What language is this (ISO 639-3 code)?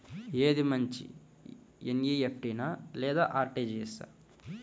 tel